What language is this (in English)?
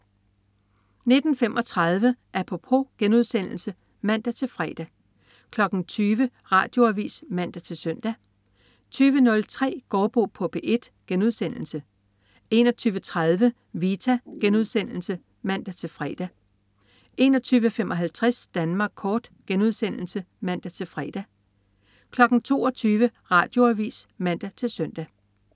Danish